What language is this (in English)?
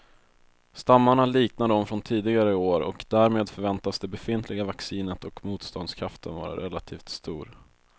Swedish